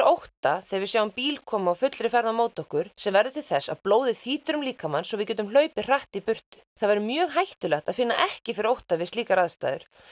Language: Icelandic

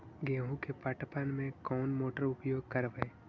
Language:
Magahi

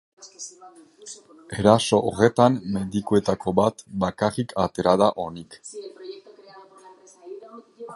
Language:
Basque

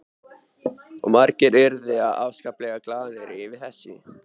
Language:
Icelandic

